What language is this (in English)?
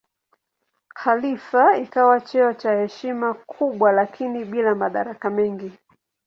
Swahili